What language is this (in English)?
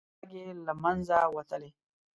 Pashto